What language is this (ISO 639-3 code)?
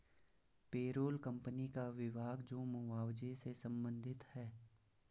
hin